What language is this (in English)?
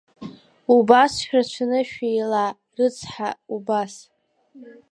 Abkhazian